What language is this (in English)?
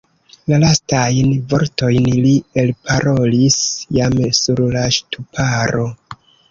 Esperanto